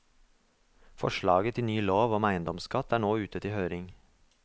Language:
Norwegian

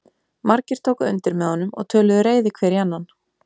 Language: Icelandic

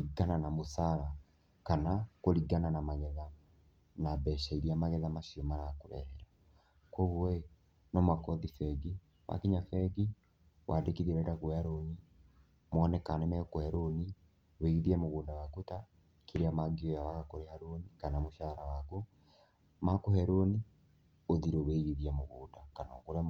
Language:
Kikuyu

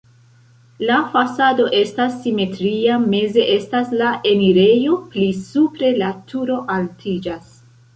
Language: Esperanto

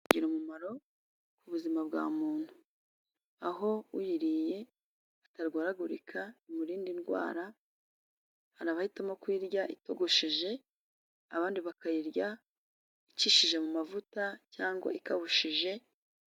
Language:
Kinyarwanda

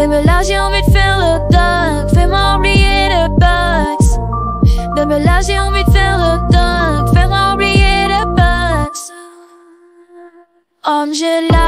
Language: Romanian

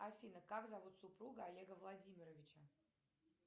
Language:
Russian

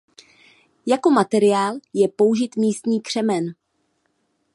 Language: Czech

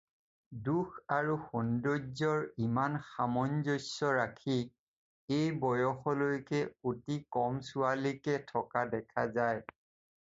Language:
Assamese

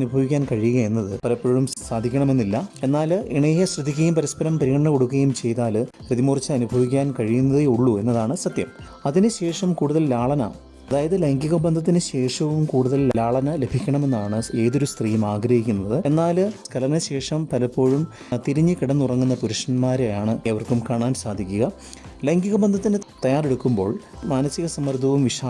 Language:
Malayalam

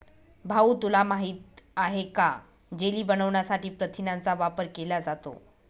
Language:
Marathi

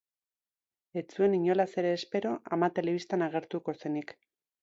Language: Basque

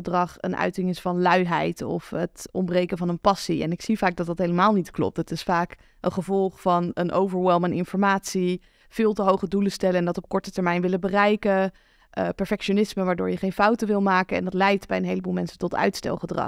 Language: Dutch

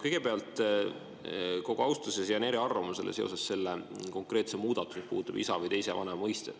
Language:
Estonian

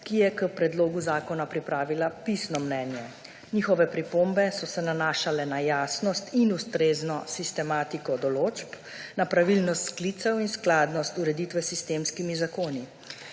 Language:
Slovenian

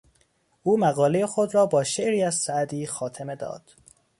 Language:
Persian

